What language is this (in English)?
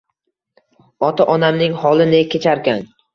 Uzbek